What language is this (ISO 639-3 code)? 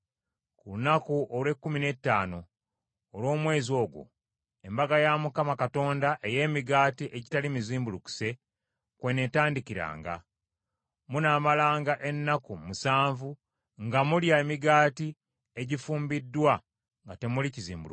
lug